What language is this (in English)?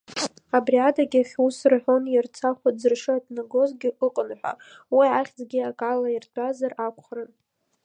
Abkhazian